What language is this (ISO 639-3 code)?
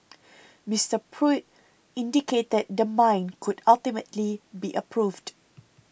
eng